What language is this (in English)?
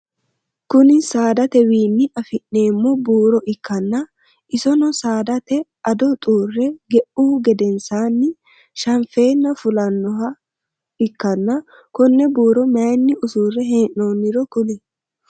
Sidamo